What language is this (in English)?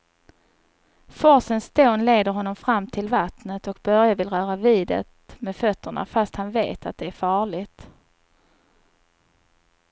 Swedish